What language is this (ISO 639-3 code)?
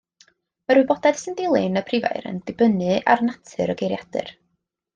cym